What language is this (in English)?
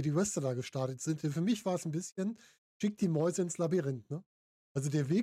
German